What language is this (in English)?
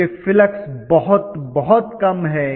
Hindi